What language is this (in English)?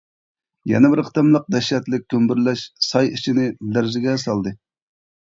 Uyghur